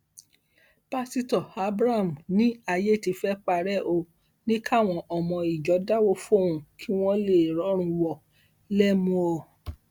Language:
Yoruba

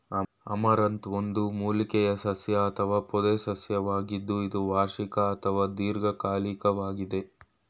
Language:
Kannada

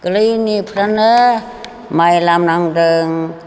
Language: Bodo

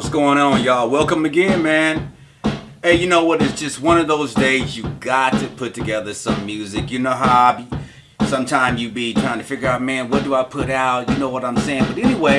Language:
English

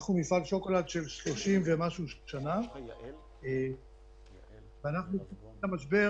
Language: Hebrew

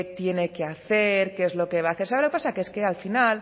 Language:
Spanish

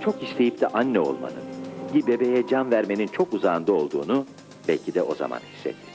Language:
Turkish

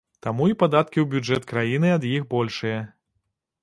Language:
Belarusian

